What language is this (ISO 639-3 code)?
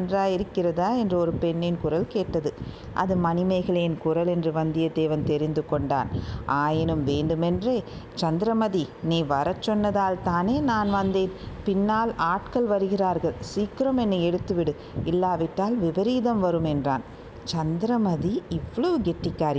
tam